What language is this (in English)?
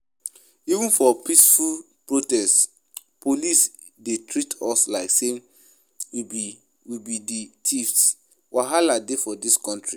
Nigerian Pidgin